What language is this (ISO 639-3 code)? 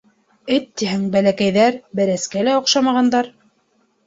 bak